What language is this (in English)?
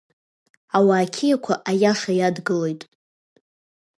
Abkhazian